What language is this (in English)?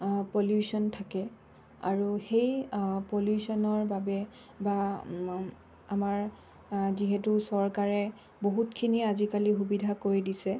Assamese